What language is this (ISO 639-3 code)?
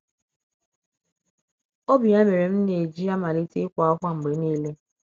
ibo